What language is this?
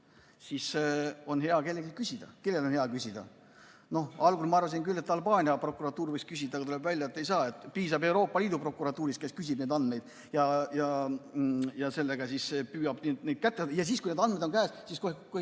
Estonian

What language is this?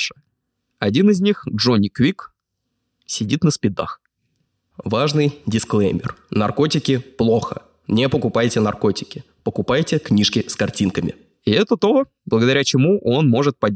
Russian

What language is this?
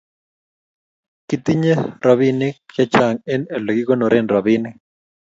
Kalenjin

